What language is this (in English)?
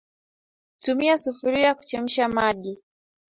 Swahili